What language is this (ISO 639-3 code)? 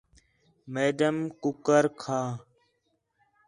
xhe